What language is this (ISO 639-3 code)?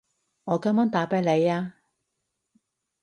yue